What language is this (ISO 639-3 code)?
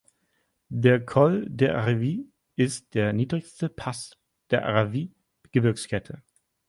deu